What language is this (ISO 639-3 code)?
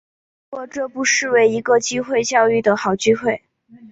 zho